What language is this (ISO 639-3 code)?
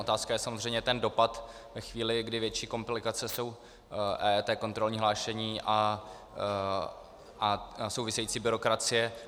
ces